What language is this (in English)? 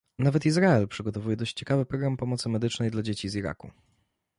Polish